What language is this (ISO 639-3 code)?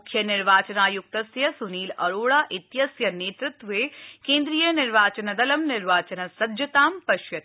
san